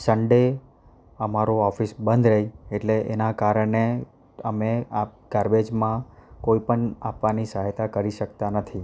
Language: Gujarati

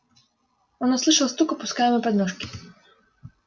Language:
Russian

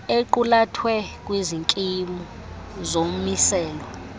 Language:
Xhosa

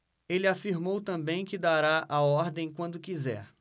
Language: Portuguese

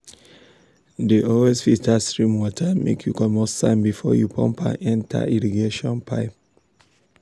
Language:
Nigerian Pidgin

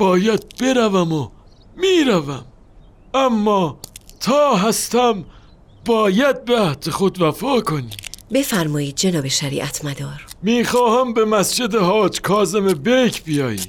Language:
Persian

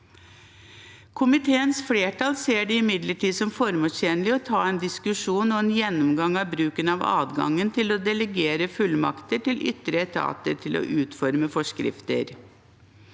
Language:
Norwegian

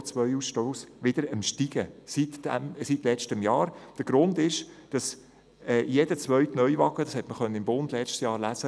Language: Swiss German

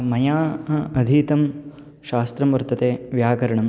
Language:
Sanskrit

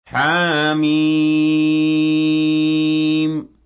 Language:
Arabic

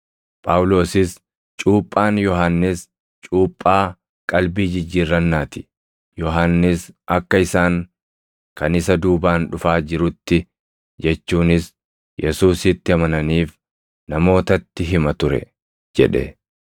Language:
Oromo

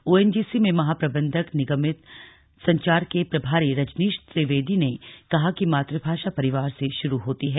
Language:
Hindi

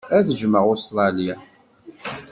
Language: Kabyle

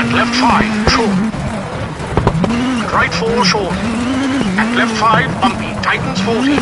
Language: English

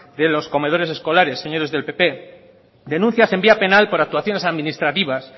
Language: Spanish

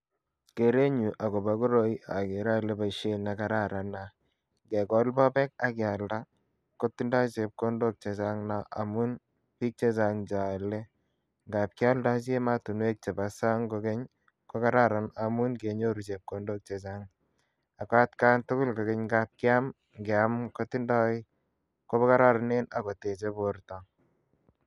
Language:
Kalenjin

